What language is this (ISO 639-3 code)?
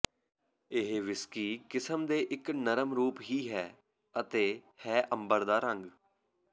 pan